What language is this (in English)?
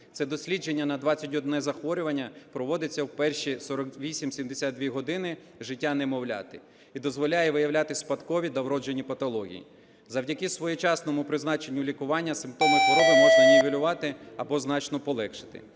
Ukrainian